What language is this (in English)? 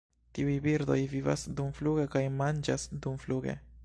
Esperanto